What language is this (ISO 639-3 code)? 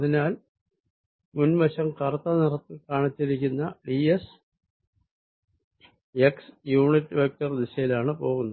mal